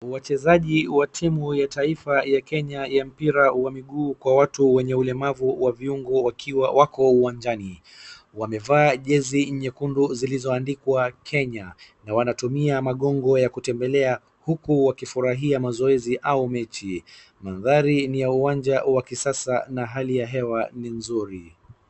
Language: Swahili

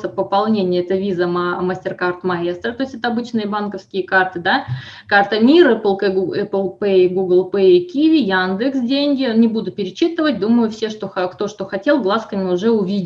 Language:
Russian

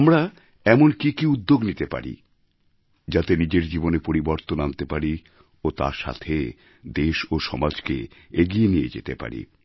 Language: Bangla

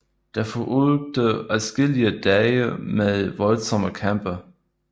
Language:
Danish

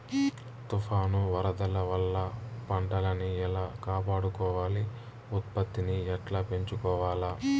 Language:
Telugu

